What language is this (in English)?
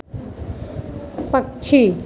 Hindi